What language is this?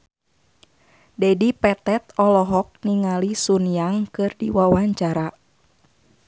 Sundanese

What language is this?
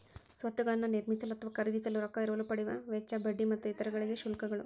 Kannada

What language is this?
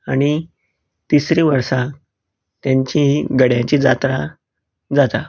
Konkani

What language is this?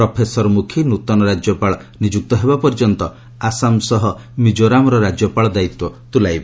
Odia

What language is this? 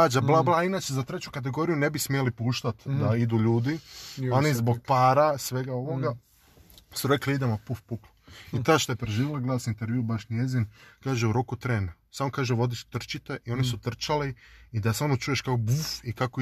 Croatian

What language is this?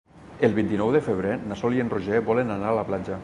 Catalan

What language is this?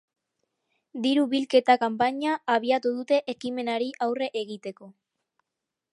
Basque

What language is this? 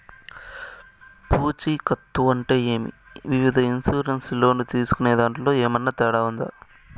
Telugu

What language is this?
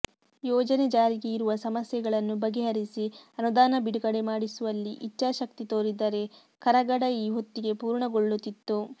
Kannada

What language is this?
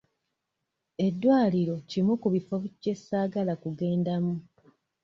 Ganda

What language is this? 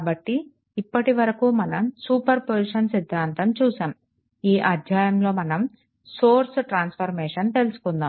Telugu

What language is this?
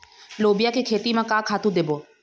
Chhattisgarhi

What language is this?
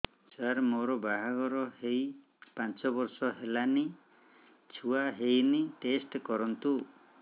Odia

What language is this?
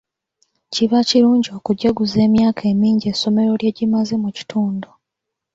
Ganda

